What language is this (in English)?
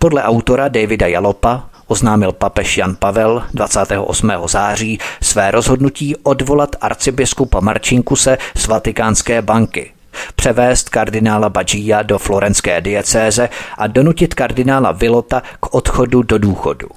Czech